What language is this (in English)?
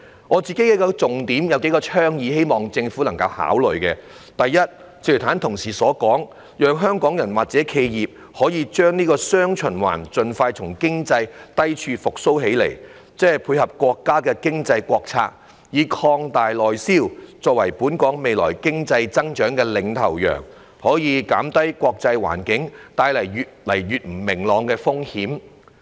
Cantonese